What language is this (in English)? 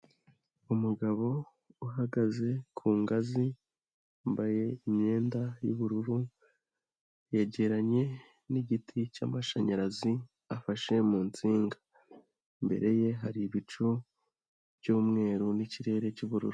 Kinyarwanda